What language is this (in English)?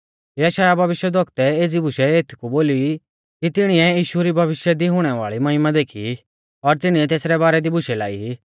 Mahasu Pahari